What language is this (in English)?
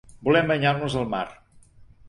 Catalan